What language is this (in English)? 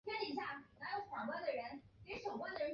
Chinese